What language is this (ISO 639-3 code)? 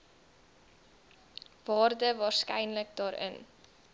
afr